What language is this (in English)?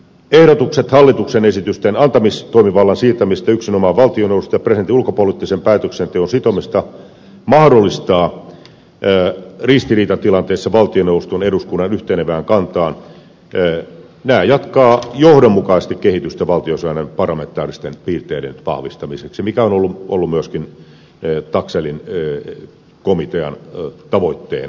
Finnish